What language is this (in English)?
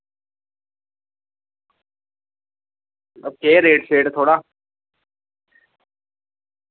Dogri